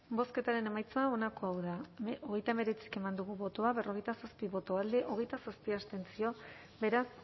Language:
Basque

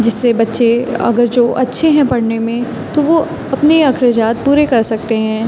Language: Urdu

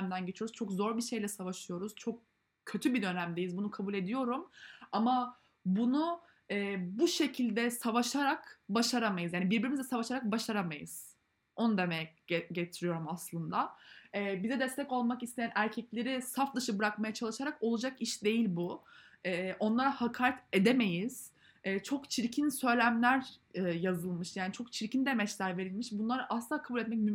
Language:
Turkish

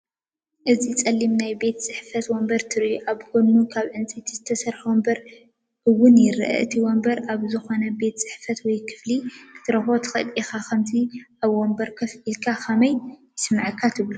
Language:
Tigrinya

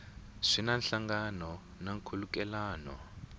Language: Tsonga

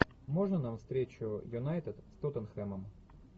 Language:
Russian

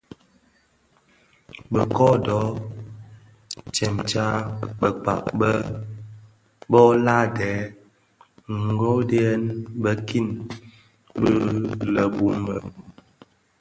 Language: Bafia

